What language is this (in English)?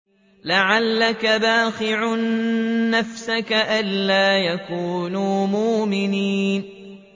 Arabic